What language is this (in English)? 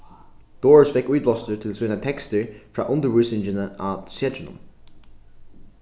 Faroese